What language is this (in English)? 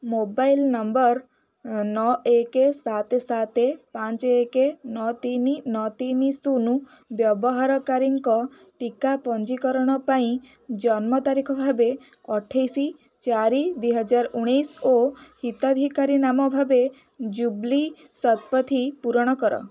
Odia